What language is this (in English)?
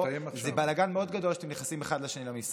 Hebrew